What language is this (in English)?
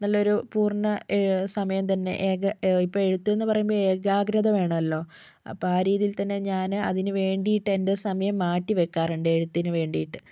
Malayalam